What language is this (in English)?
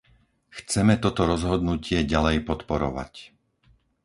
Slovak